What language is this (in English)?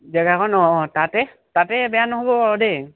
Assamese